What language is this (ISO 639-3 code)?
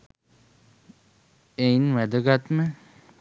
sin